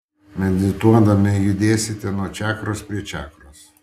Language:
Lithuanian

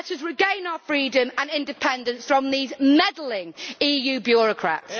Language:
English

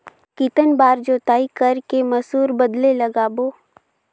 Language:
Chhattisgarhi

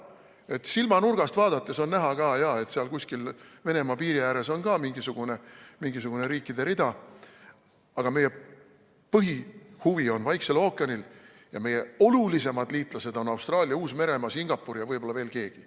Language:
Estonian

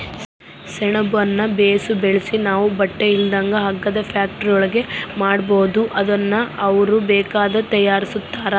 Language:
Kannada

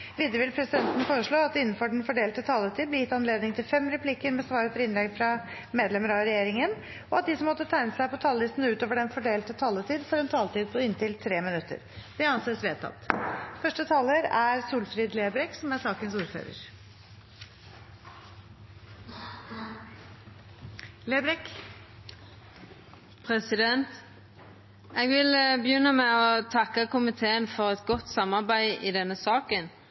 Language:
Norwegian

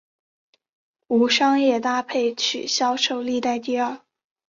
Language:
Chinese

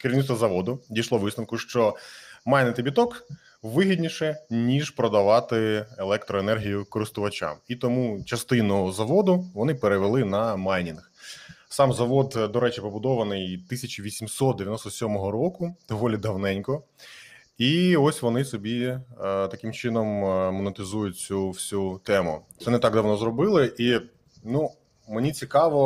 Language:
Ukrainian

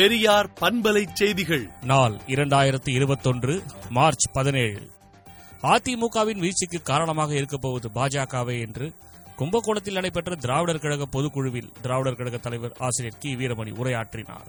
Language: Tamil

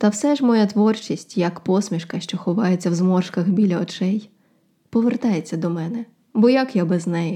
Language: Ukrainian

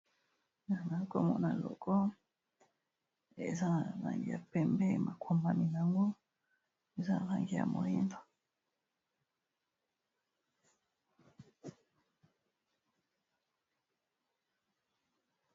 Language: Lingala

